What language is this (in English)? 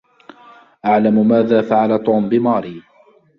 Arabic